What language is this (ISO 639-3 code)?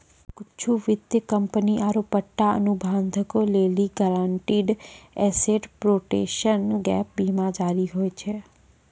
mai